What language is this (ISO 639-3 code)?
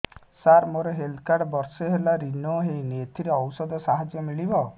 ori